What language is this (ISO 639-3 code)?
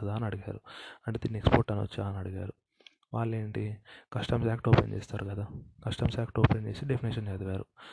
tel